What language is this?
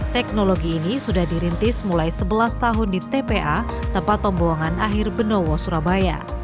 Indonesian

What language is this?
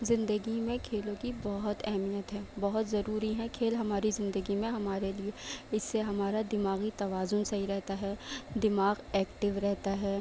Urdu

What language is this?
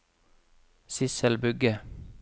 Norwegian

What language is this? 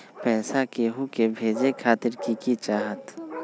Magahi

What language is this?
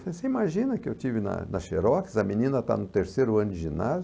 Portuguese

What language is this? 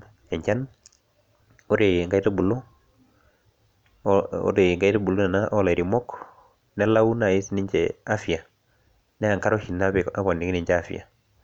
Masai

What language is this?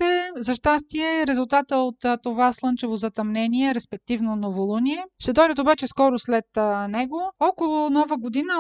Bulgarian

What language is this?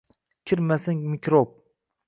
Uzbek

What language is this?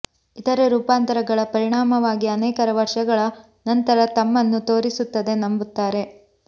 Kannada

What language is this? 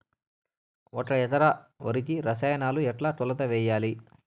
Telugu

